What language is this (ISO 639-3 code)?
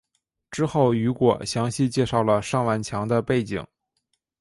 zho